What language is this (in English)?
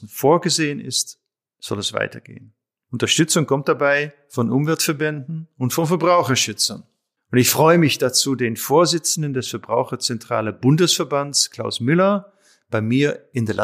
German